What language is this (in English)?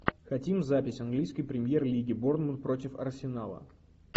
Russian